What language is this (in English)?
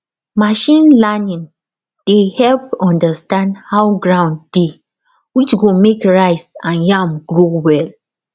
Nigerian Pidgin